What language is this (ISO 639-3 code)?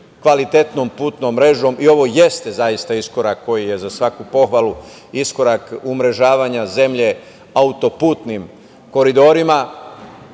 srp